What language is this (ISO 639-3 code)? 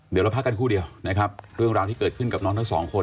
tha